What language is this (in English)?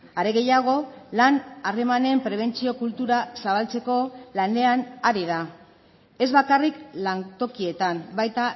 Basque